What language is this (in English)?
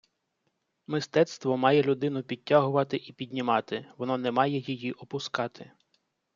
Ukrainian